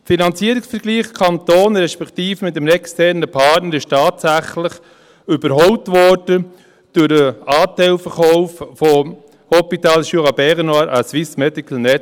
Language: Swiss German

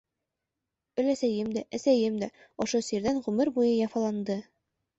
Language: Bashkir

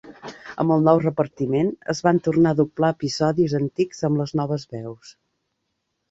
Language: Catalan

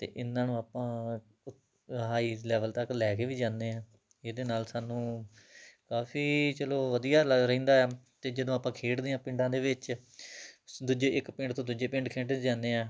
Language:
Punjabi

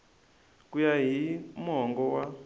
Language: Tsonga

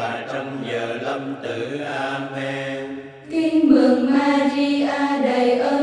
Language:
Vietnamese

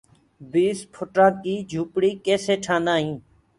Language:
Gurgula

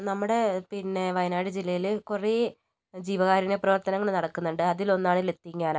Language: Malayalam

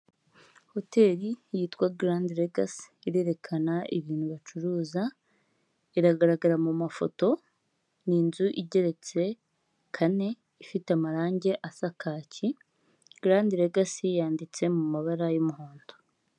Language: Kinyarwanda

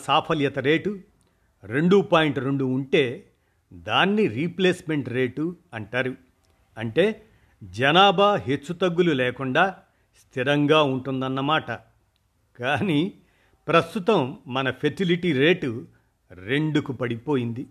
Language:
Telugu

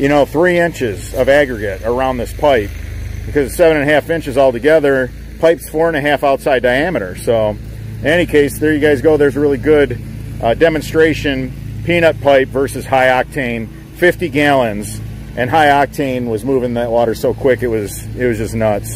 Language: English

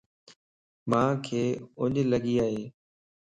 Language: Lasi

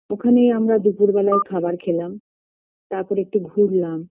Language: Bangla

